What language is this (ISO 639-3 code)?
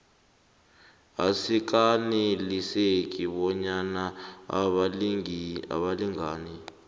nbl